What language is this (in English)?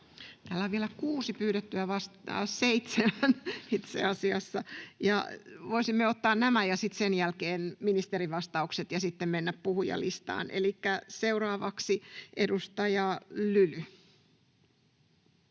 Finnish